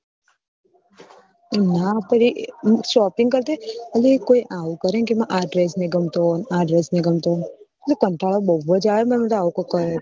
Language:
Gujarati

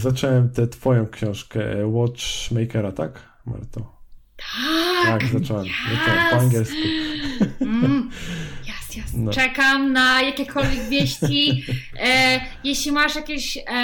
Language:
Polish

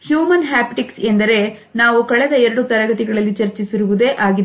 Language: Kannada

